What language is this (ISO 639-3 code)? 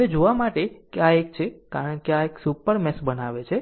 guj